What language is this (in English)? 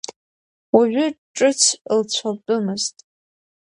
Abkhazian